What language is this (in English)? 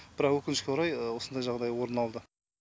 Kazakh